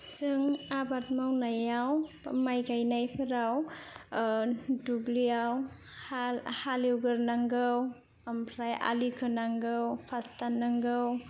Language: Bodo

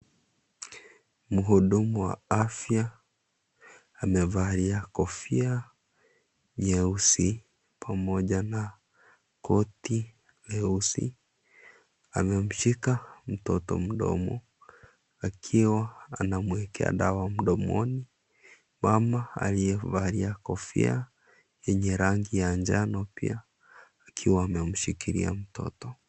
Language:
Swahili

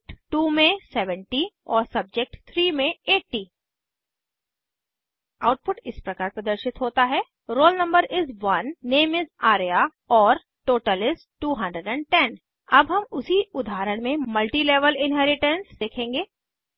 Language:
Hindi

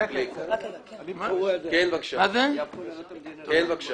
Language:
Hebrew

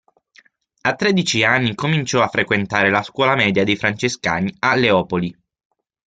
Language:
Italian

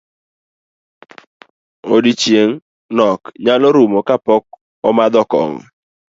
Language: Luo (Kenya and Tanzania)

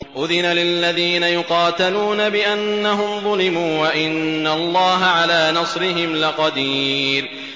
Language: Arabic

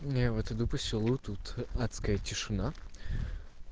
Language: Russian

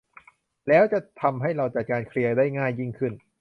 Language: Thai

